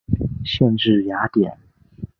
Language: Chinese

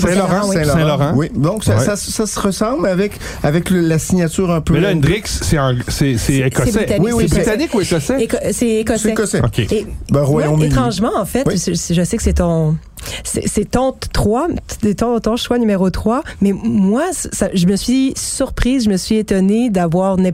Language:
French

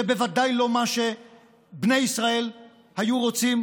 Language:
Hebrew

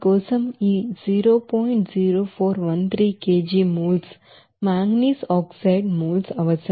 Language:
Telugu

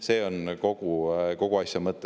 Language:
Estonian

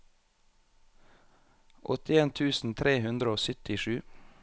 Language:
Norwegian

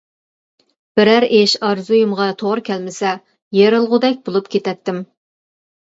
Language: Uyghur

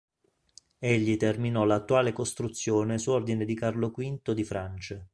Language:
Italian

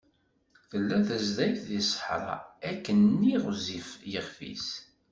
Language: Kabyle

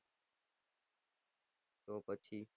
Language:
Gujarati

